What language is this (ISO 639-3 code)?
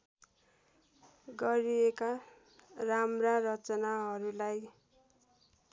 nep